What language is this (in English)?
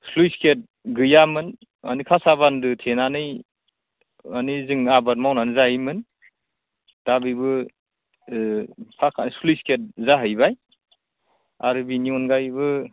Bodo